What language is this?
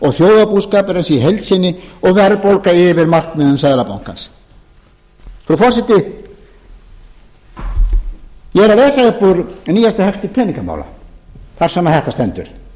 Icelandic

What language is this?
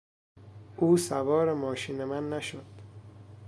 Persian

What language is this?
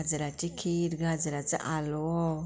Konkani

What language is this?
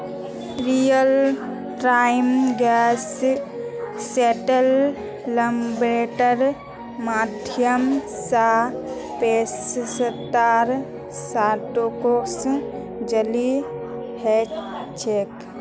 Magahi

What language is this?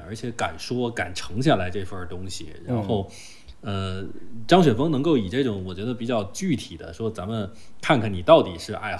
Chinese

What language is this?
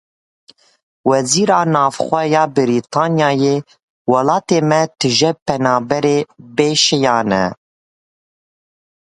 Kurdish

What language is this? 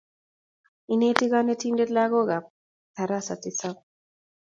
Kalenjin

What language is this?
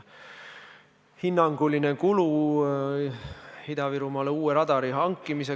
Estonian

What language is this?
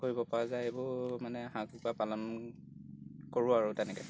Assamese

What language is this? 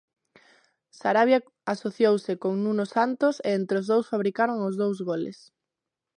Galician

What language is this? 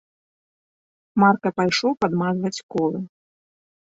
Belarusian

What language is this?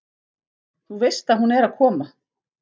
Icelandic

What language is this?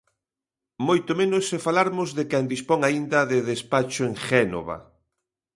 Galician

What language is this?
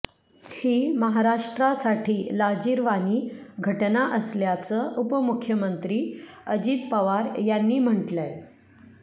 Marathi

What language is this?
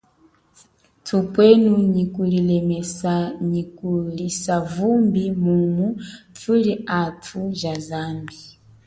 Chokwe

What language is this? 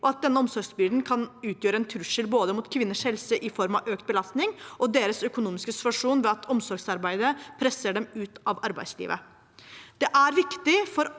Norwegian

